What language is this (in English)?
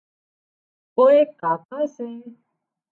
Wadiyara Koli